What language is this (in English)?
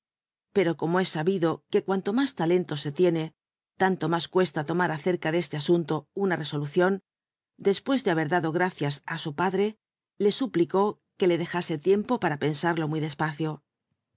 Spanish